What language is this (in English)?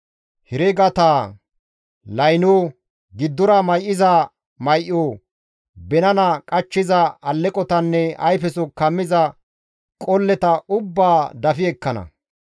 Gamo